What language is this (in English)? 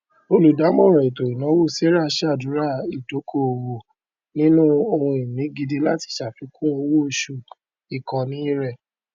Yoruba